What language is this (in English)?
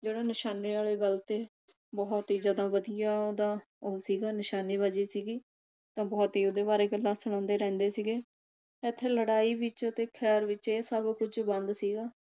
Punjabi